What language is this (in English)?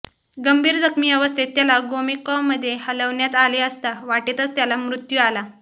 Marathi